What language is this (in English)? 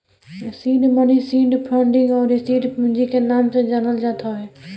Bhojpuri